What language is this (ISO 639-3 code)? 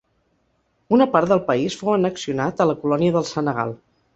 cat